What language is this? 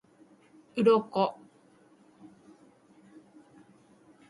Japanese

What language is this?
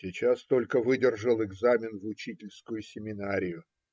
Russian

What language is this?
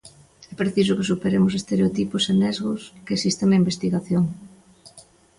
Galician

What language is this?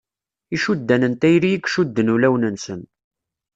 Kabyle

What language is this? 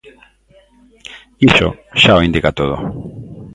Galician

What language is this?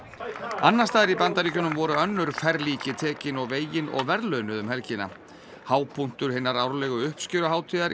Icelandic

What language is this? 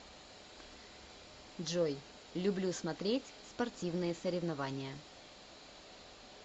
Russian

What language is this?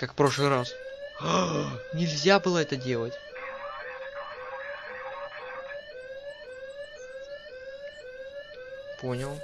Russian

